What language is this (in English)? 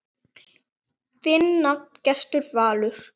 Icelandic